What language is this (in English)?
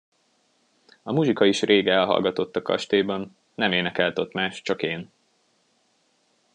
Hungarian